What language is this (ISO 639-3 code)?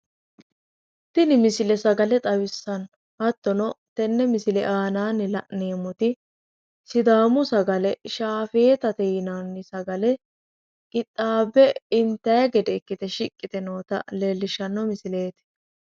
sid